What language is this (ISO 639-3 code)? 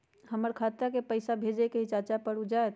mag